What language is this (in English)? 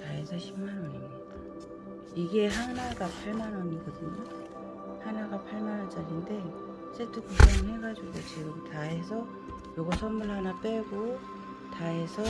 Korean